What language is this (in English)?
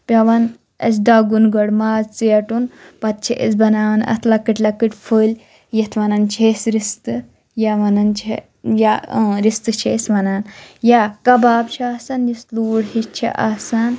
Kashmiri